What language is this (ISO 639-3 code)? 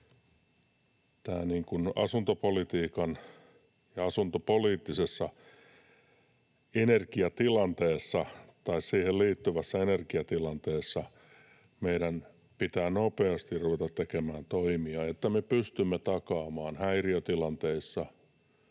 fin